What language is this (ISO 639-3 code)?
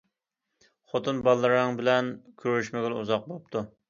uig